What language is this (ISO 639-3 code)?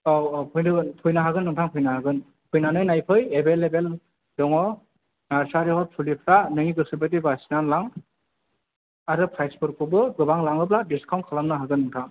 brx